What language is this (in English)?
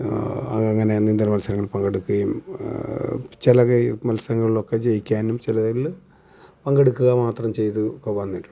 Malayalam